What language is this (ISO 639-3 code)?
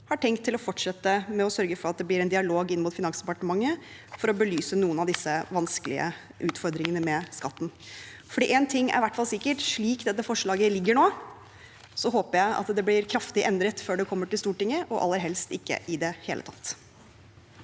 nor